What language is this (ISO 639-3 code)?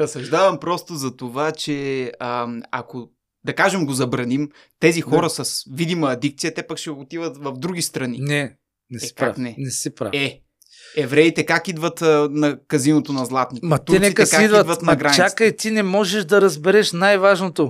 bul